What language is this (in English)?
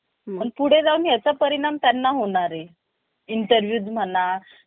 Marathi